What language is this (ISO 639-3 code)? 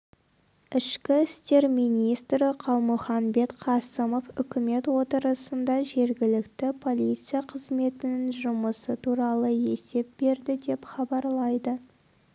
kaz